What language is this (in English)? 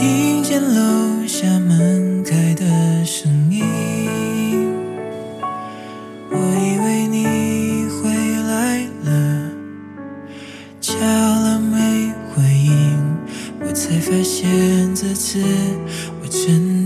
Chinese